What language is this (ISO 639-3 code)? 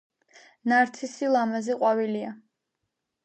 kat